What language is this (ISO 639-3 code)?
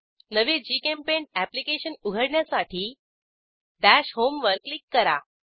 mar